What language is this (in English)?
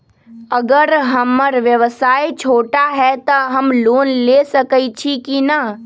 Magahi